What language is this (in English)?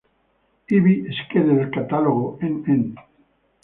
Italian